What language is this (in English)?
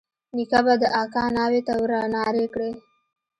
Pashto